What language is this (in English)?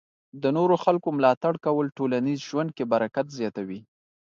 Pashto